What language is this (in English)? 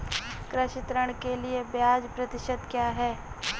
Hindi